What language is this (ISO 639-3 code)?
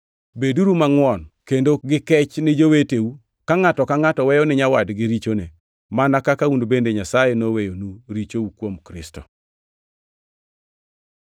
luo